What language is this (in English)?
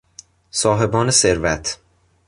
Persian